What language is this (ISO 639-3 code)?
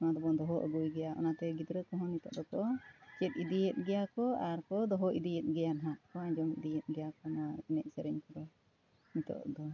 sat